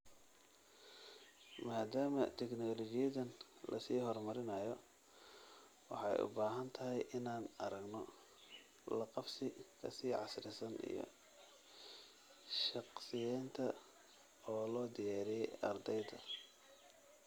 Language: Somali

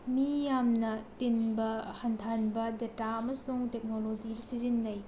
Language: Manipuri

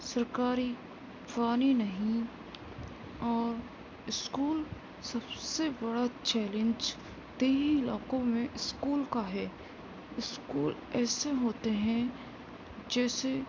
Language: Urdu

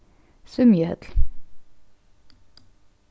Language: Faroese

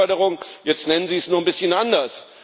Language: German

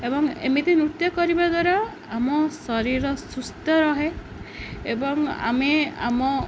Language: Odia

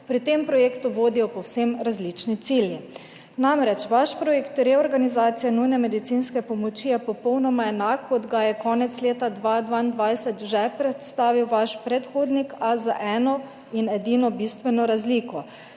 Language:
Slovenian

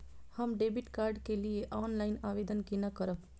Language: Maithili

